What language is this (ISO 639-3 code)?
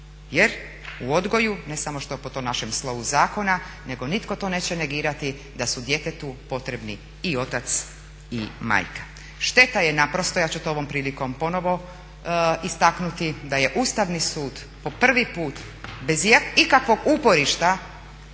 hrv